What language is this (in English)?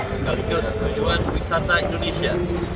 Indonesian